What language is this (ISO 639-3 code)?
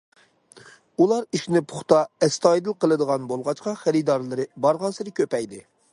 uig